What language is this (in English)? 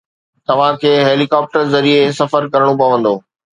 Sindhi